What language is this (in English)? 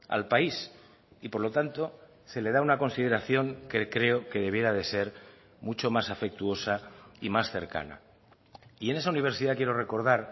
Spanish